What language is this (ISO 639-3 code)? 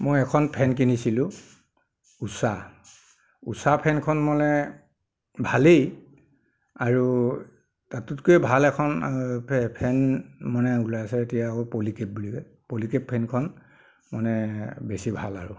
asm